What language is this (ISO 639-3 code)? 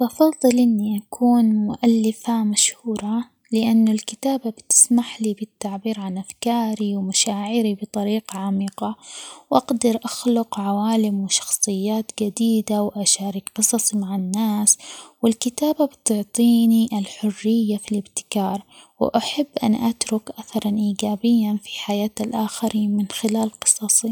acx